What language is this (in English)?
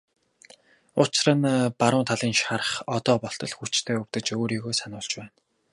Mongolian